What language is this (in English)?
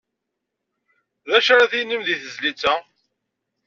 Kabyle